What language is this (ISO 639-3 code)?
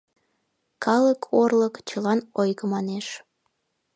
chm